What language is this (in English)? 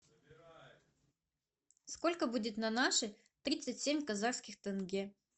Russian